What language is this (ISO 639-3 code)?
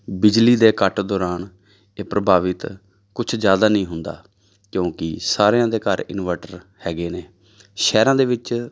pan